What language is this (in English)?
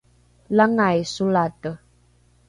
Rukai